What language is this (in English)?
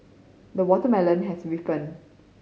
English